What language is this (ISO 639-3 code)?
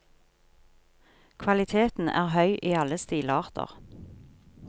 nor